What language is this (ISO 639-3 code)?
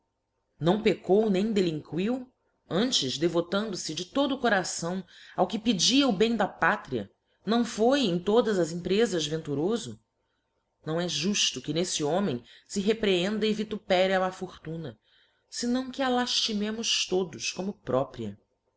por